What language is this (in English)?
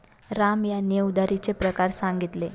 Marathi